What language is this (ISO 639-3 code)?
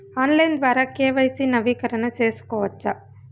tel